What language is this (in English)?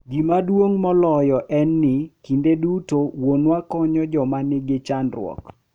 Luo (Kenya and Tanzania)